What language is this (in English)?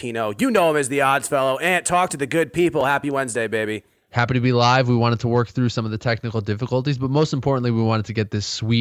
English